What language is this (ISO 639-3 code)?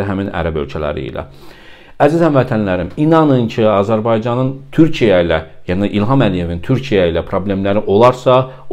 tur